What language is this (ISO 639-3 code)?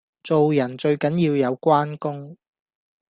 yue